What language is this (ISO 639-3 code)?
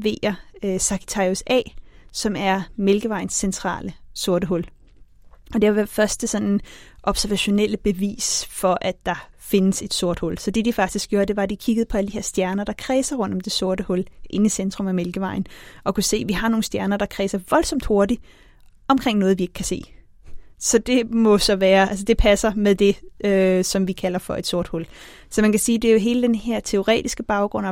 dan